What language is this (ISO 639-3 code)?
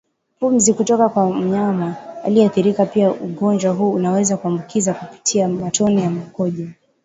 swa